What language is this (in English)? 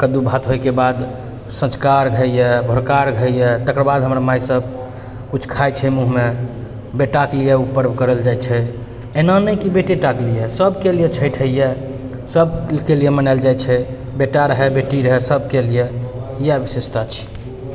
Maithili